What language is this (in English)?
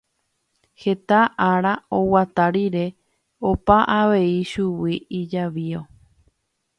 Guarani